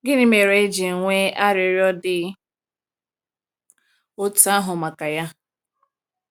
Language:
Igbo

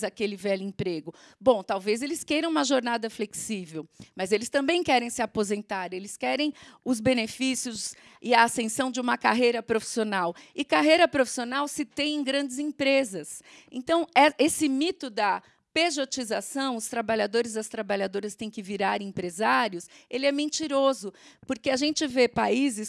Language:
Portuguese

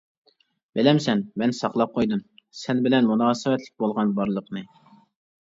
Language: Uyghur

